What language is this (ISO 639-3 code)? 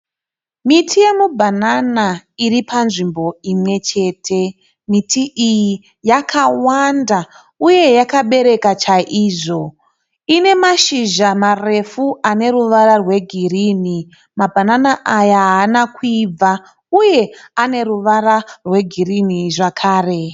sna